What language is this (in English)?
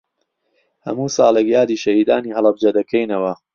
Central Kurdish